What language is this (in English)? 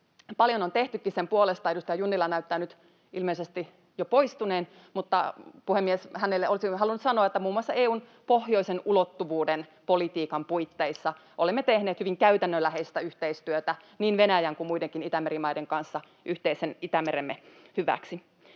Finnish